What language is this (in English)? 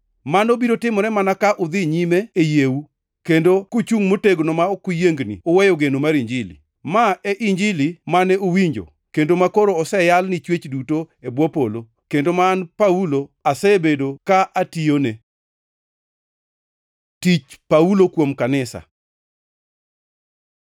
Luo (Kenya and Tanzania)